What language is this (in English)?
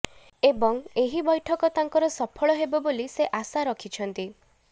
Odia